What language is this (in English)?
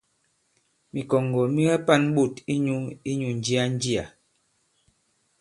Bankon